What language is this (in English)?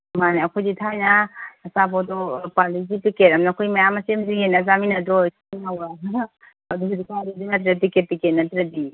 Manipuri